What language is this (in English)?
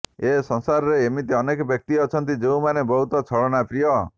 Odia